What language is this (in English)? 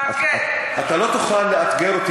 Hebrew